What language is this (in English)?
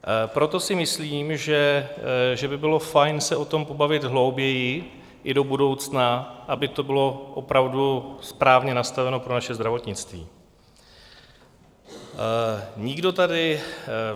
Czech